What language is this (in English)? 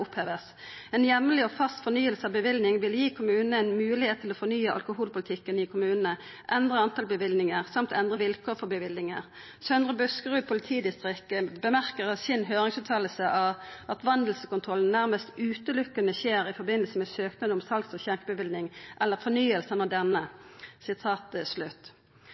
Norwegian Nynorsk